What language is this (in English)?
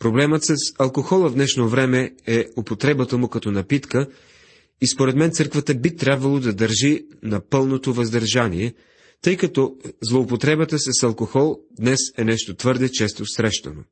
Bulgarian